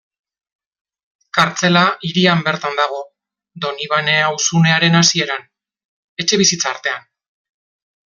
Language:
Basque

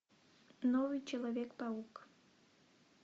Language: Russian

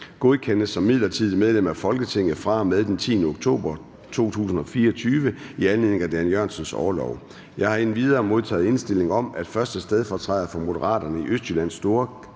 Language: Danish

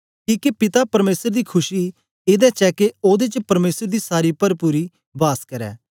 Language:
Dogri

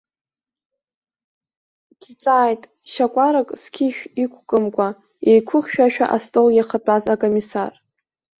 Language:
Abkhazian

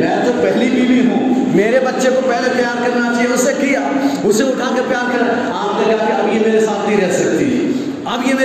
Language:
Urdu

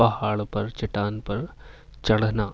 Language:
Urdu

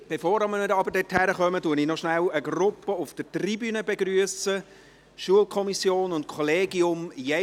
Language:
Swiss German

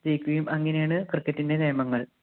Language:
Malayalam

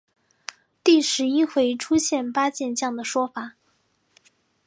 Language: Chinese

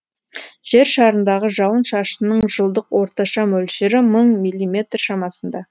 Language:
Kazakh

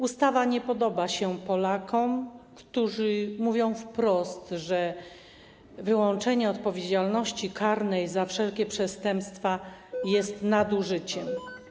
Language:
Polish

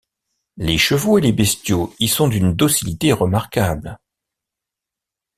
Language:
French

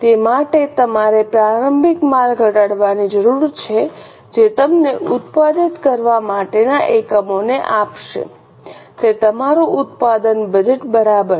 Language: Gujarati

